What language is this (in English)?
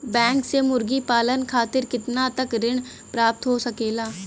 Bhojpuri